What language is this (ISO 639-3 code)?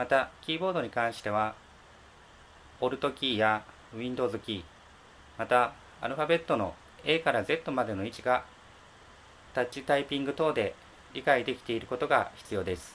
jpn